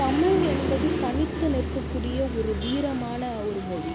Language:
Tamil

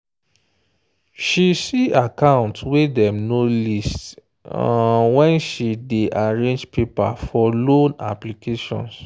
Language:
Nigerian Pidgin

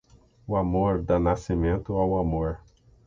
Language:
Portuguese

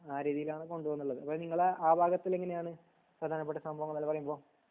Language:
Malayalam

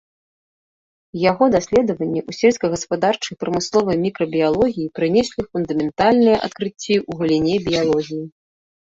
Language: Belarusian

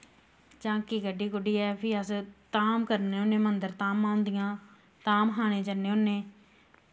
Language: Dogri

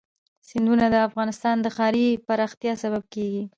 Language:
Pashto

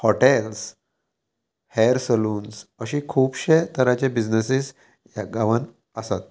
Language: Konkani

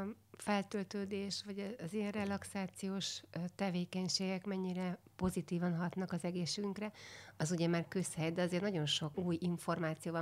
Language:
Hungarian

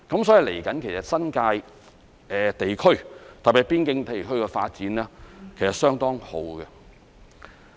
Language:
Cantonese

